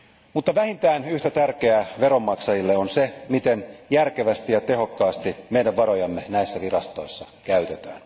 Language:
Finnish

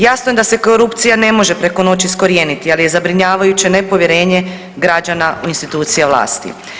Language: Croatian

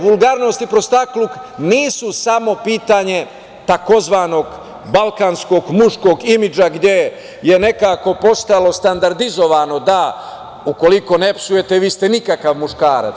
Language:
Serbian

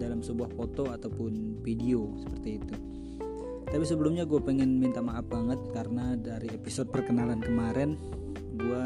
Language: Indonesian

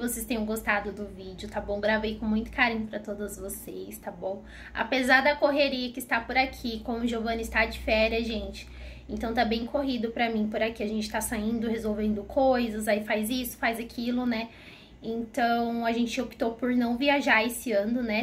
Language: Portuguese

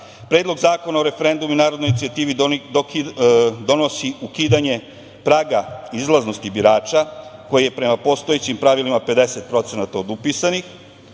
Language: Serbian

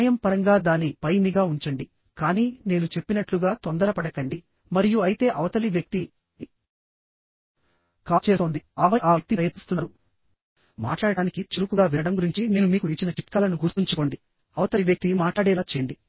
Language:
Telugu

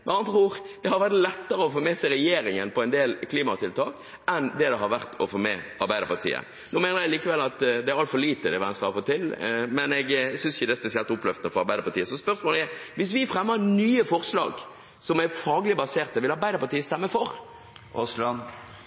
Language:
Norwegian Bokmål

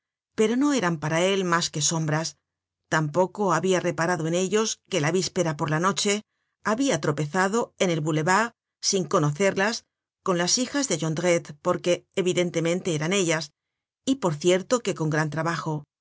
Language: Spanish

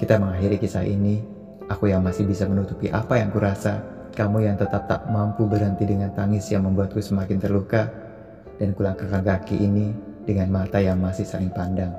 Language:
Indonesian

